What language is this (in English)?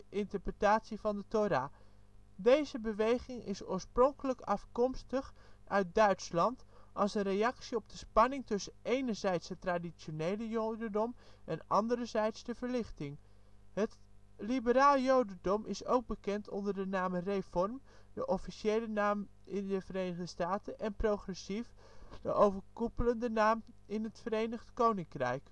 Dutch